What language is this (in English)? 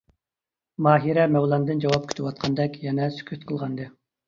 Uyghur